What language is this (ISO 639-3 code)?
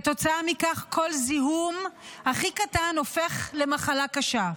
heb